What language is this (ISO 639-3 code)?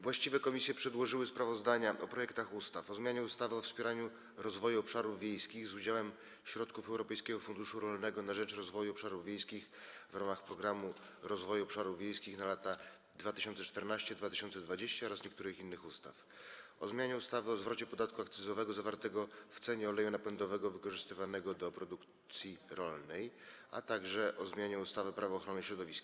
pol